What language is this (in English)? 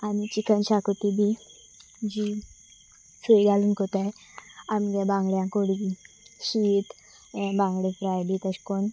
Konkani